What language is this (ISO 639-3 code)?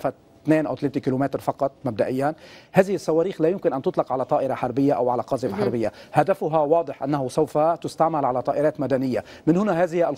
ara